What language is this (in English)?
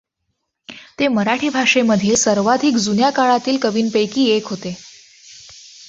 Marathi